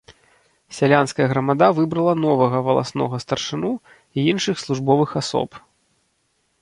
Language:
Belarusian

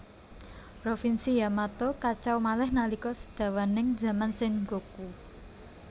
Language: Javanese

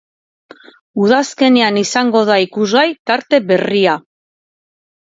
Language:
Basque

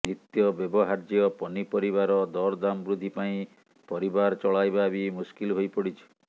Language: Odia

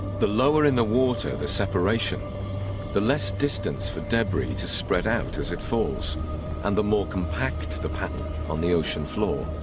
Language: English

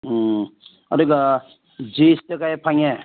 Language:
Manipuri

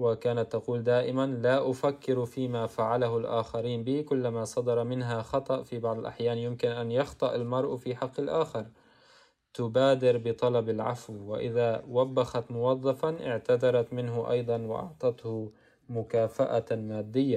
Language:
Arabic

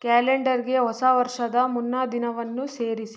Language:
Kannada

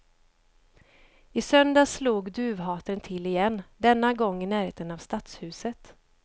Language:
Swedish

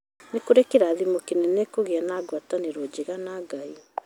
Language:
Kikuyu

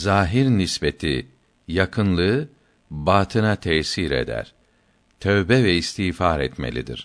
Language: Turkish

